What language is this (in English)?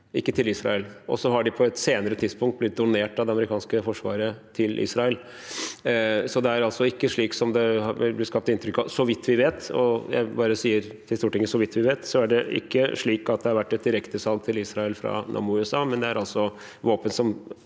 Norwegian